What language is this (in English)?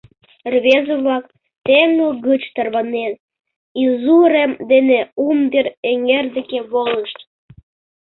Mari